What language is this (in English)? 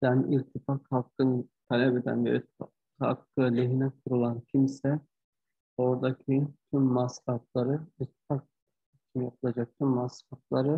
Turkish